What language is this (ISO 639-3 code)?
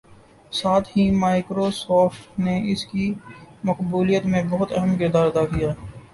urd